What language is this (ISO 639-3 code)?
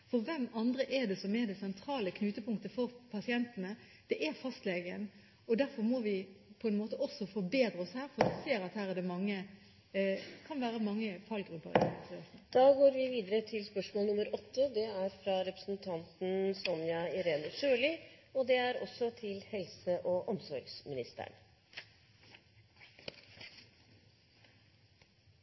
nob